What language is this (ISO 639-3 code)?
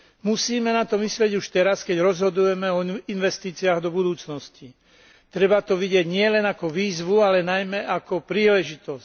slk